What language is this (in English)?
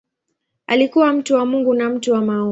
Swahili